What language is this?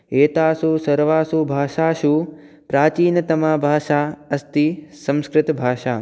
Sanskrit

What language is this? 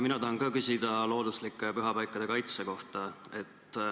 Estonian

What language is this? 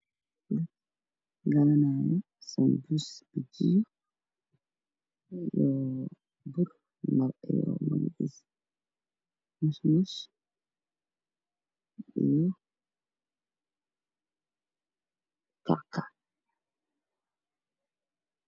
Somali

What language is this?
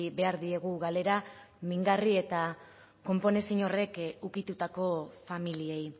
Basque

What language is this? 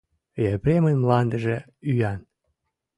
Mari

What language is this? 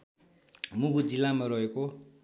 Nepali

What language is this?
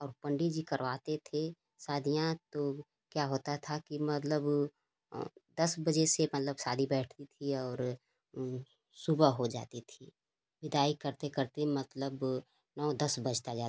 Hindi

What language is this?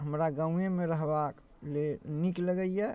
Maithili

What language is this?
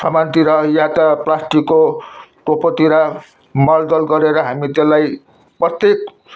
Nepali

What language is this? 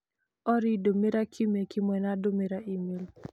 Kikuyu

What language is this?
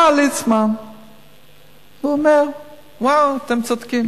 Hebrew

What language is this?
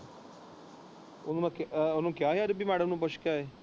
Punjabi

